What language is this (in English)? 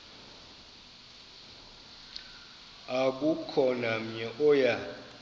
Xhosa